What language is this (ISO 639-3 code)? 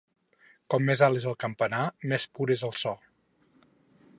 cat